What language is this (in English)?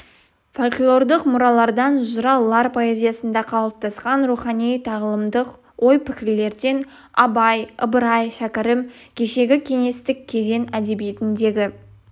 Kazakh